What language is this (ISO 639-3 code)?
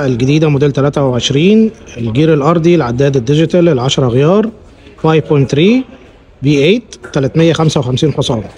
ara